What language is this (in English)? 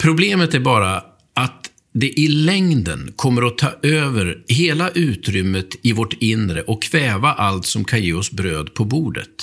Swedish